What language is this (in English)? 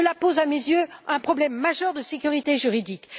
French